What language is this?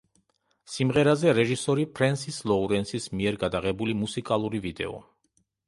Georgian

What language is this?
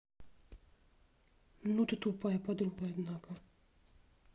Russian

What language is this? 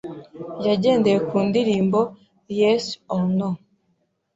Kinyarwanda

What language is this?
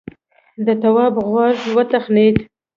Pashto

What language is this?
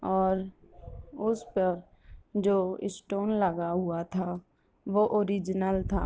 Urdu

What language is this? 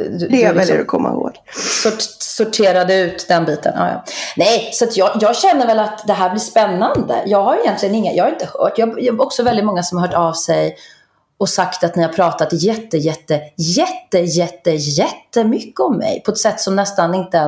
Swedish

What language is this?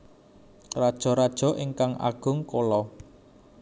Javanese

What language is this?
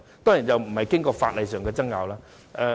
Cantonese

